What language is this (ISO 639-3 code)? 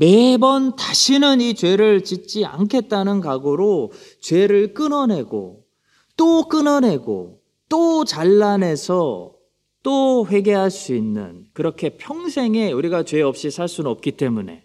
kor